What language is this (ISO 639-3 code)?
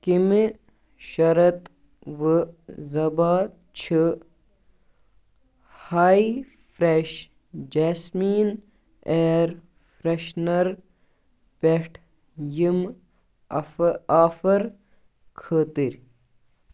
kas